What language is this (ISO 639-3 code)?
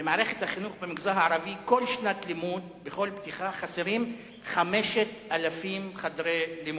heb